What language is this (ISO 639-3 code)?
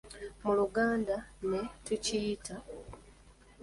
lug